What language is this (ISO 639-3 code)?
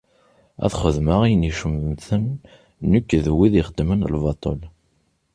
kab